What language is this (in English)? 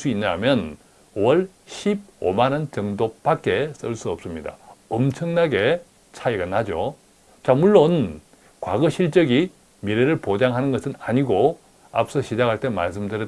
Korean